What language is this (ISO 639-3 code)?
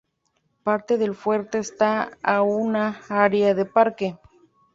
spa